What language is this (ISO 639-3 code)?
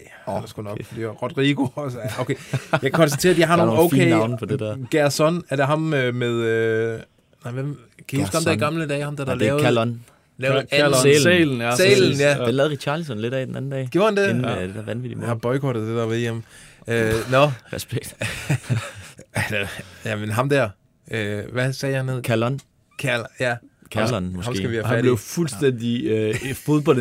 dan